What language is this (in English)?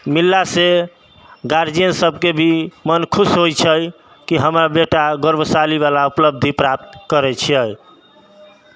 Maithili